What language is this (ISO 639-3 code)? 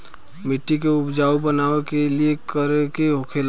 bho